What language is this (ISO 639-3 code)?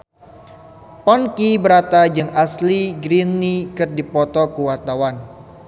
sun